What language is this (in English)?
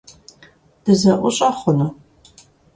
Kabardian